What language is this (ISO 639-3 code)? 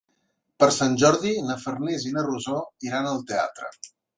cat